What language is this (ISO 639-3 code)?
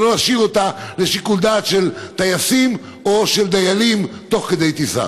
heb